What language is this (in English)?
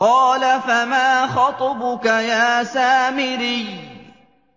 Arabic